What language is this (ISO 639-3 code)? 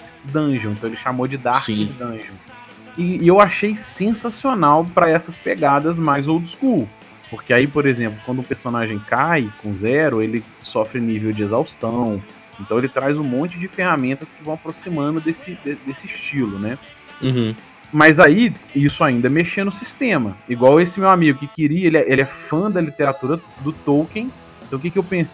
por